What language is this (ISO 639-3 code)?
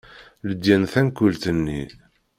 kab